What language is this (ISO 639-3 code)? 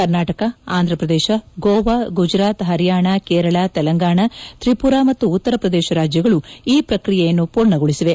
kan